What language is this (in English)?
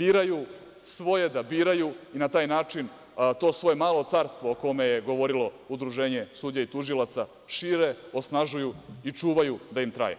Serbian